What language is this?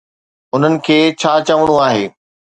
Sindhi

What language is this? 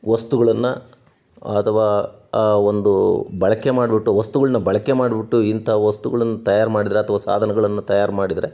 Kannada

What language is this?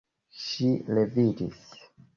Esperanto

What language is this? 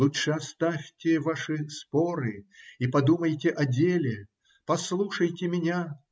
Russian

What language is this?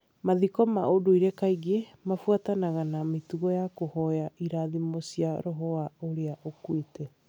Kikuyu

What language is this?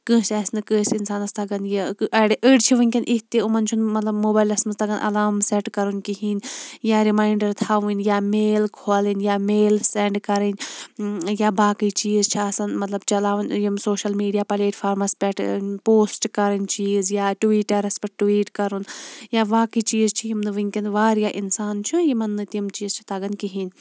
Kashmiri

